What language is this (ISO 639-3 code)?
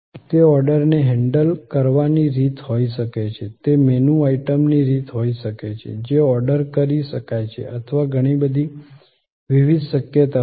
guj